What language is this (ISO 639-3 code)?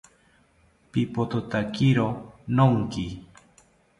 cpy